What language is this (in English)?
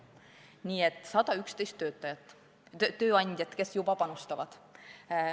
Estonian